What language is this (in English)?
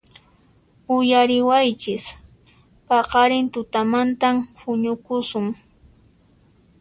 Puno Quechua